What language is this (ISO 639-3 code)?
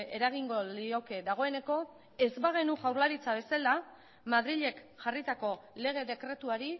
eus